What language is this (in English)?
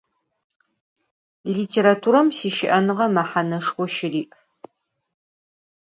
Adyghe